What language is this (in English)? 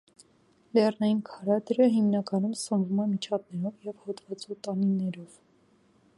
Armenian